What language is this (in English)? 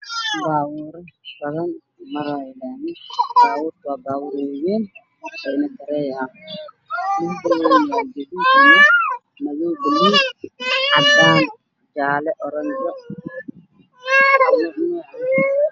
Somali